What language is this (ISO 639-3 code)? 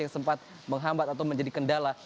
ind